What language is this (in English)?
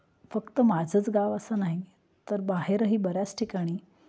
Marathi